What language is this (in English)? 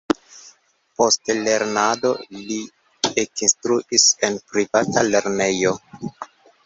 Esperanto